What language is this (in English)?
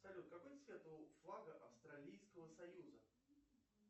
Russian